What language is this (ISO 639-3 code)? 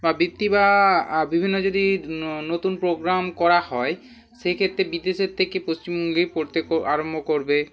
ben